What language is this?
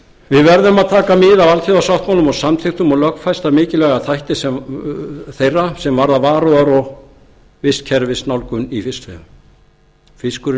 Icelandic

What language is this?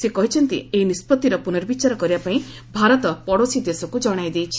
Odia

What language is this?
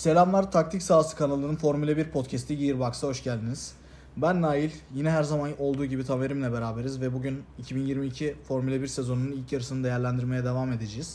Turkish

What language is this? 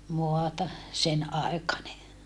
Finnish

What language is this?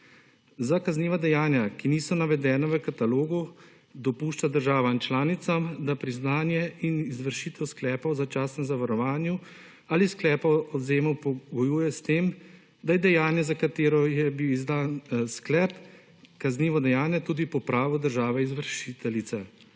Slovenian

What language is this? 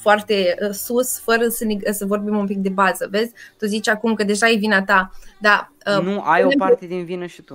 Romanian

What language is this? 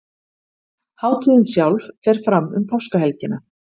Icelandic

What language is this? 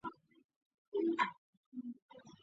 Chinese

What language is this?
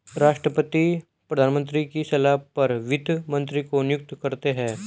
Hindi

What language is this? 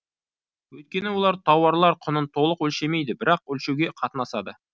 Kazakh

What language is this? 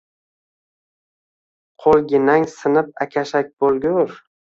Uzbek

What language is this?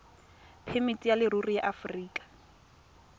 Tswana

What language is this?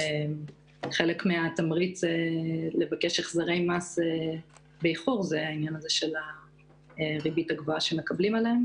Hebrew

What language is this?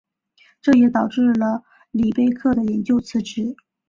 Chinese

